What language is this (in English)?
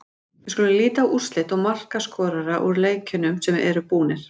Icelandic